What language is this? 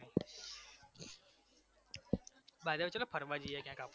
Gujarati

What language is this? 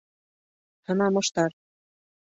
Bashkir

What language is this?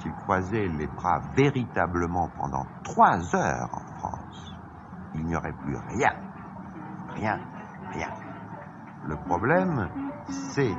French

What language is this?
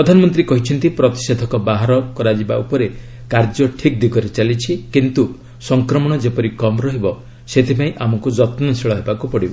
Odia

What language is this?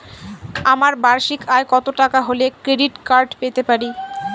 Bangla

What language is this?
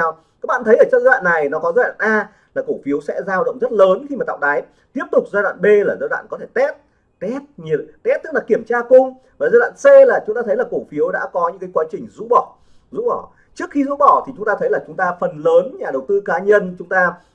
Vietnamese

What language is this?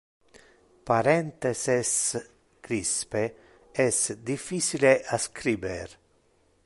Interlingua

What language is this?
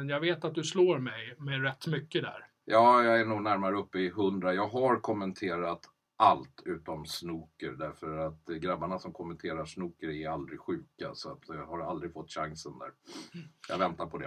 Swedish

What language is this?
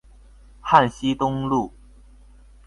Chinese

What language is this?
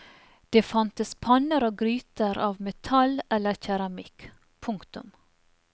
Norwegian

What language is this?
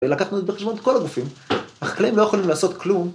Hebrew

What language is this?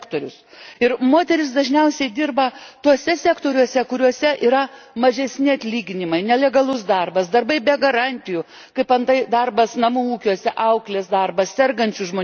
Lithuanian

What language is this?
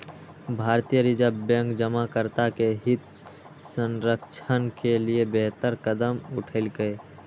Maithili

